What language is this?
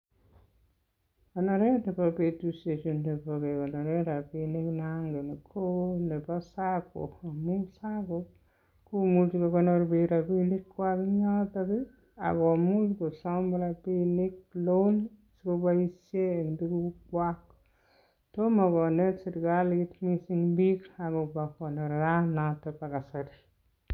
Kalenjin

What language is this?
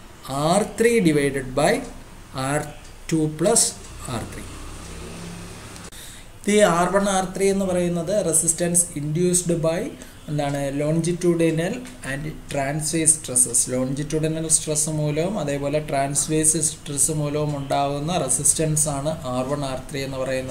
Malayalam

